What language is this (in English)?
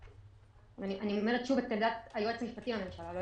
Hebrew